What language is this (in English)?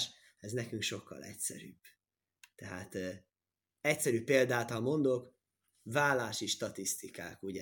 Hungarian